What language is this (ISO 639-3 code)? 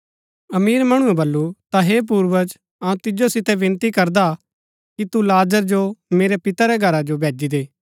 gbk